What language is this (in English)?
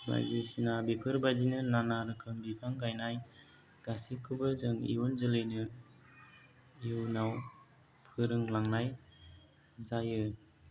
Bodo